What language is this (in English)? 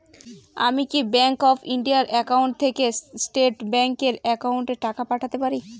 Bangla